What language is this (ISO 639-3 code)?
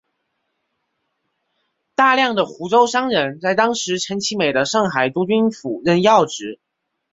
zho